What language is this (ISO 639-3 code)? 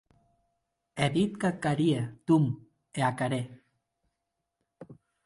oci